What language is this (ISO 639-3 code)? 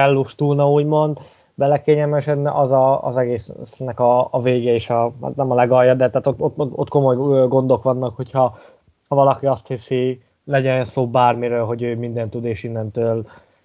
hun